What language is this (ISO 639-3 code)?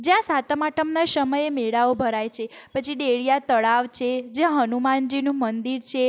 guj